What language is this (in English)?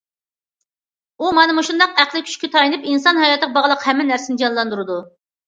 Uyghur